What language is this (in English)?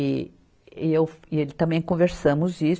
Portuguese